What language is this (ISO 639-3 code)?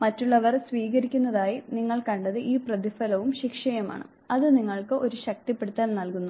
mal